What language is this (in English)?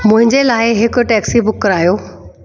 Sindhi